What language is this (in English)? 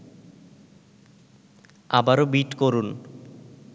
Bangla